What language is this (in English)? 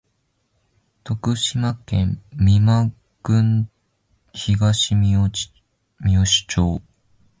Japanese